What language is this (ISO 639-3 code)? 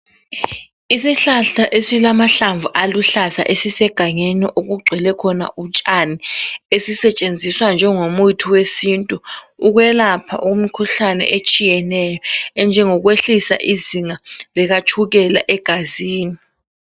nde